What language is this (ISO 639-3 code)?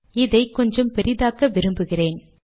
tam